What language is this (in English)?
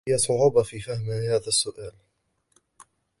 Arabic